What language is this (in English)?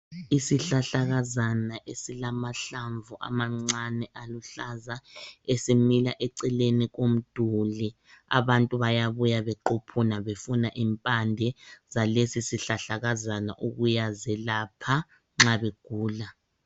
North Ndebele